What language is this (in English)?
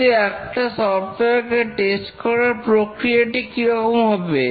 Bangla